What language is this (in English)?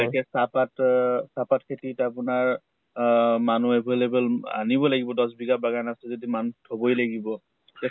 Assamese